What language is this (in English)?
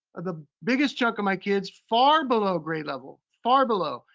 English